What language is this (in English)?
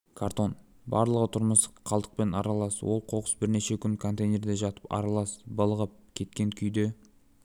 Kazakh